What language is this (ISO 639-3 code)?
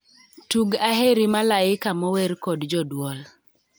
luo